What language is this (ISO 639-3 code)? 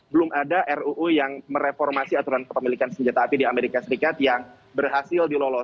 ind